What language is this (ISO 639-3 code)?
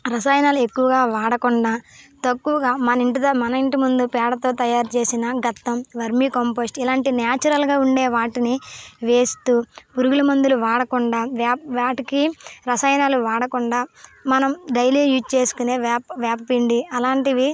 tel